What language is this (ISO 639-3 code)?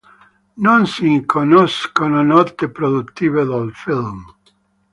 ita